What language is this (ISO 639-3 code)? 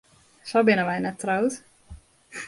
fry